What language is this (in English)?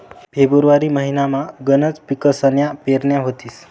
Marathi